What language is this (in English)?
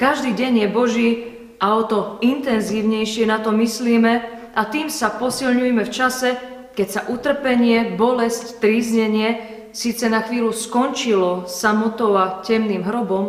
Slovak